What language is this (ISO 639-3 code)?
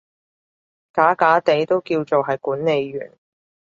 yue